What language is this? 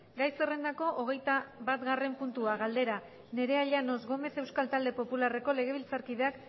Basque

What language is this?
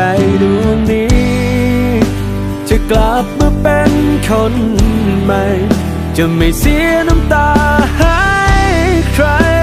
Thai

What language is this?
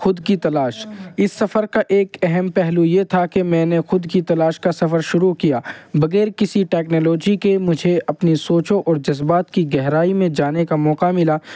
Urdu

